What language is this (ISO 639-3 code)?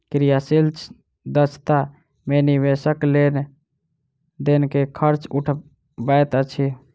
mai